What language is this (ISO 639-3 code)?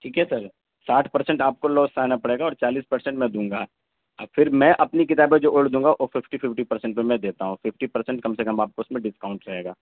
urd